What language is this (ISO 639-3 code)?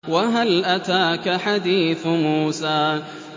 ara